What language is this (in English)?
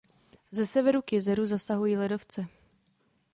Czech